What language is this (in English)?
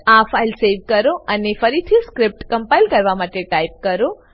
Gujarati